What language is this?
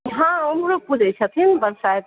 Maithili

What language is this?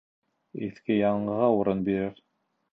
Bashkir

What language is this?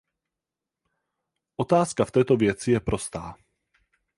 Czech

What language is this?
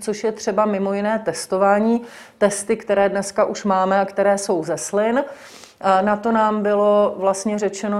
Czech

